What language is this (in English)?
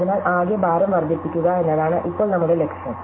Malayalam